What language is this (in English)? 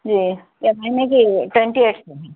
Urdu